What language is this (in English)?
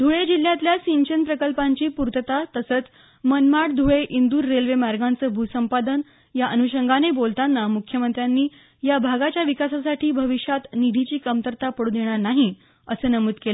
Marathi